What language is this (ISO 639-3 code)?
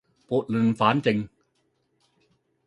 yue